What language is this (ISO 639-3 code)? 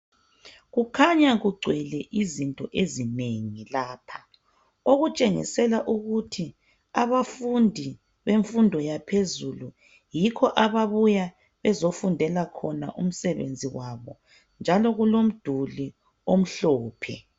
nde